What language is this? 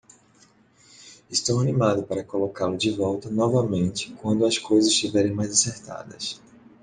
Portuguese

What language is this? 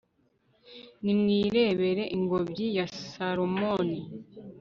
Kinyarwanda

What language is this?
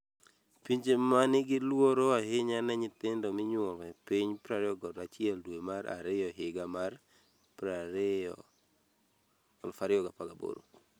Luo (Kenya and Tanzania)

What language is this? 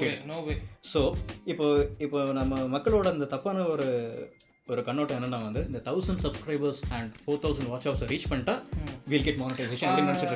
Tamil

